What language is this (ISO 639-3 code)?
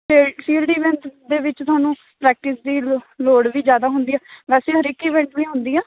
pan